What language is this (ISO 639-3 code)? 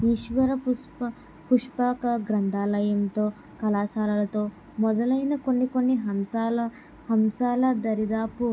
tel